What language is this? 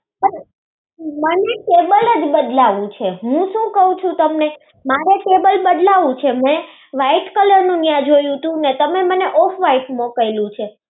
Gujarati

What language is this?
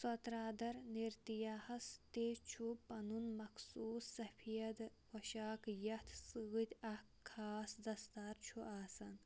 Kashmiri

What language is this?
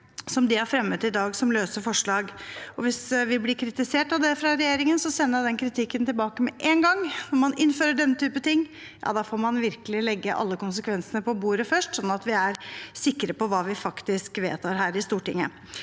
Norwegian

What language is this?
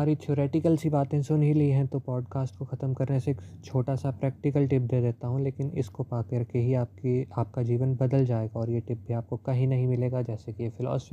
Hindi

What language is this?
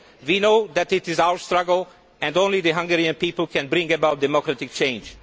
English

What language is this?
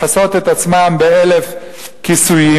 Hebrew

